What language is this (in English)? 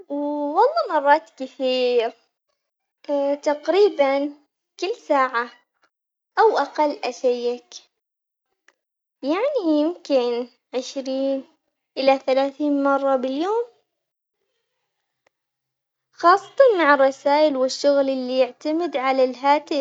Omani Arabic